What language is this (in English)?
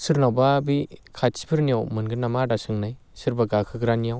Bodo